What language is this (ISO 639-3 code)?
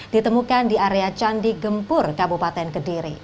ind